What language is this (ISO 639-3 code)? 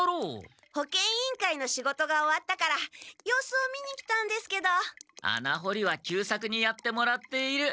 jpn